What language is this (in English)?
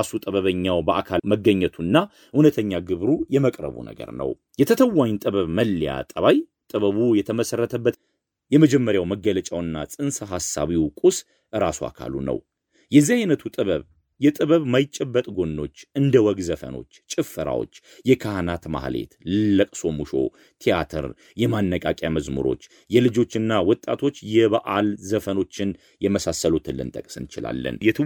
Amharic